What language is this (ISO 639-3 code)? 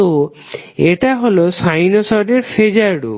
ben